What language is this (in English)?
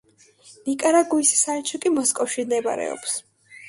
Georgian